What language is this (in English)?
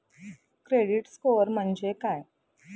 Marathi